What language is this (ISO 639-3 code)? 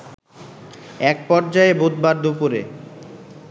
ben